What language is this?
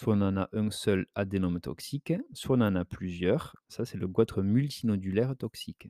French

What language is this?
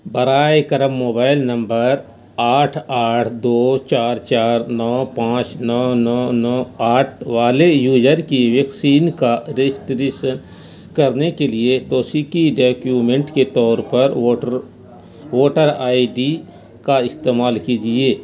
Urdu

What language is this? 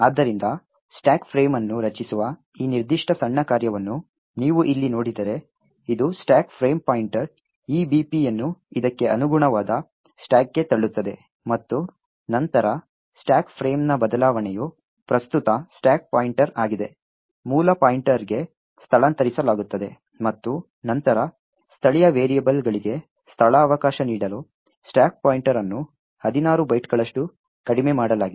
Kannada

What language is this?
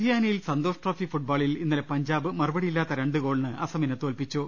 Malayalam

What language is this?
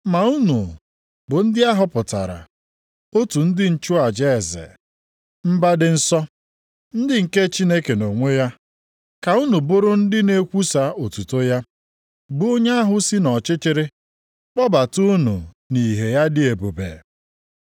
Igbo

